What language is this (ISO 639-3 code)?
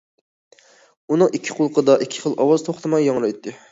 uig